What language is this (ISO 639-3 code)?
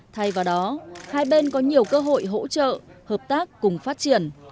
vie